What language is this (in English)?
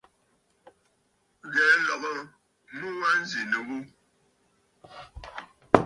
Bafut